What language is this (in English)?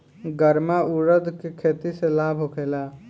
Bhojpuri